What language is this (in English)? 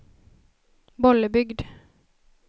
Swedish